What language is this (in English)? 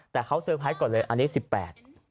Thai